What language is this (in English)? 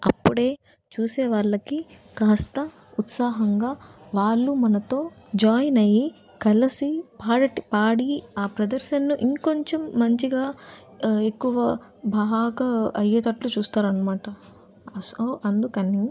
Telugu